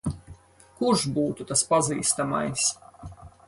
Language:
Latvian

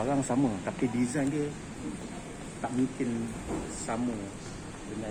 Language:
Malay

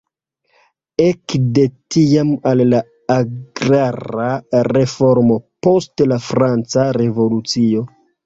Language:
Esperanto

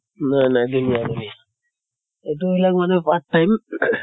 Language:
Assamese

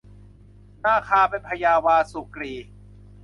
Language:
Thai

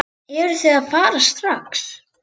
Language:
Icelandic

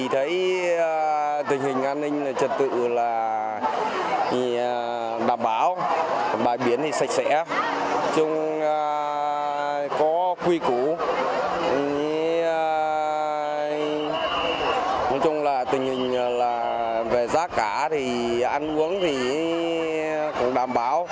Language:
Vietnamese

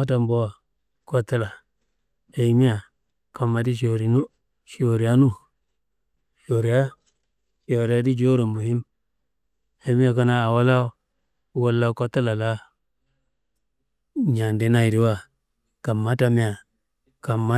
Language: Kanembu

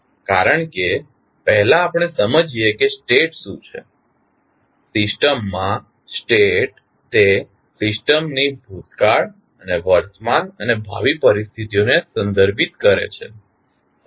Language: Gujarati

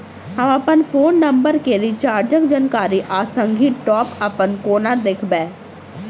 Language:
Maithili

